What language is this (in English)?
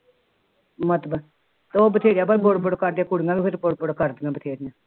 Punjabi